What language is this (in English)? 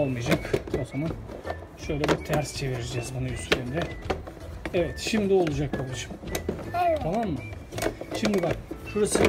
Turkish